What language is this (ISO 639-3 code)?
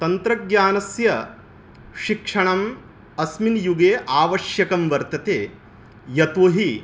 san